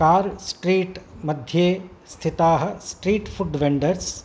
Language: Sanskrit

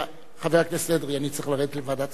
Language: Hebrew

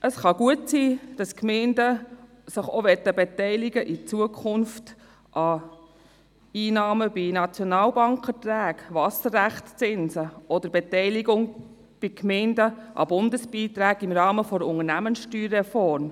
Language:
Swiss German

